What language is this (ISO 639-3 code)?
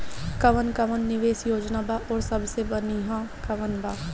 bho